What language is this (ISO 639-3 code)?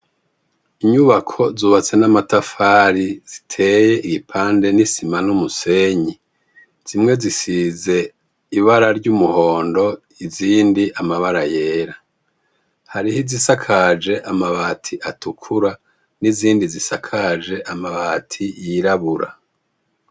run